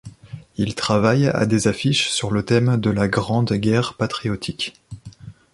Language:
French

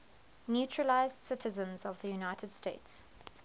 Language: English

